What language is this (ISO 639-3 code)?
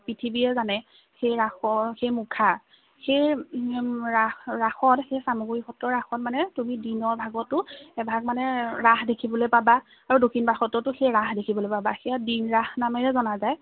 asm